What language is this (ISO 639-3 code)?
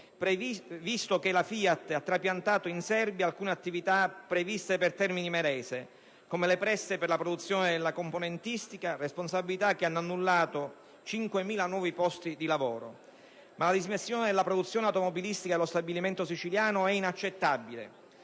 ita